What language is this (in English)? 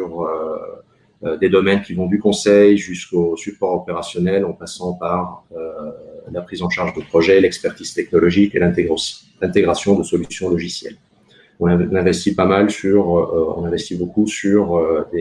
French